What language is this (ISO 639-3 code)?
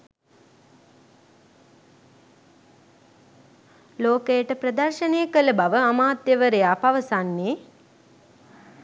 sin